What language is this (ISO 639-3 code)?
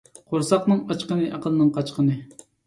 uig